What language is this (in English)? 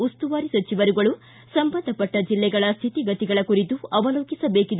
Kannada